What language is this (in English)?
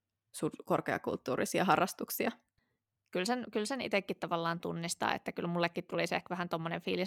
Finnish